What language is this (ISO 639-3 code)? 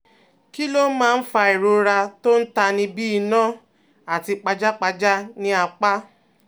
yor